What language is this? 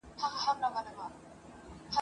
Pashto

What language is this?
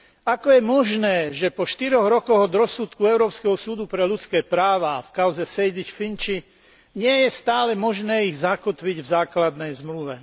Slovak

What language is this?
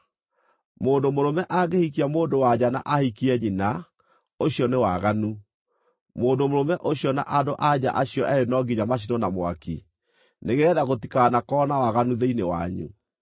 Kikuyu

